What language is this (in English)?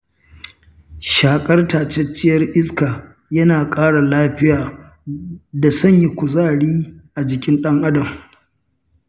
Hausa